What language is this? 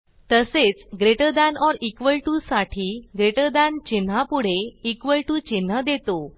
Marathi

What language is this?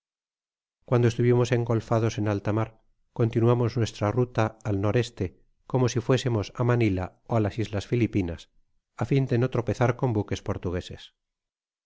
Spanish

